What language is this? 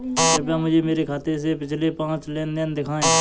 Hindi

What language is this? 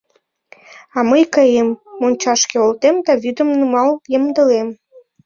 Mari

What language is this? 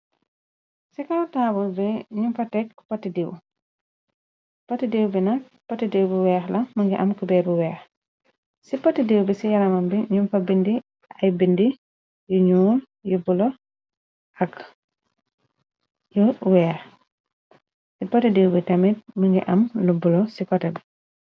Wolof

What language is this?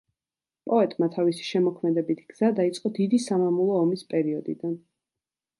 Georgian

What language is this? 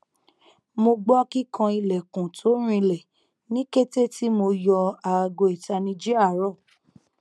Yoruba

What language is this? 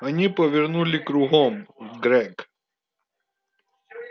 Russian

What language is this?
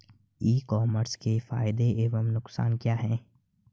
Hindi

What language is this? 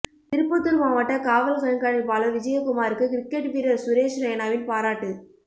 Tamil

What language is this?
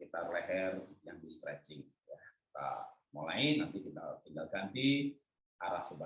Indonesian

